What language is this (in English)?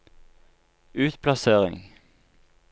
Norwegian